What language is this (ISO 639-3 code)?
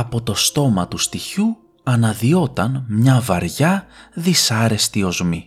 ell